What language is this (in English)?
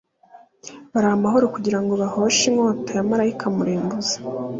Kinyarwanda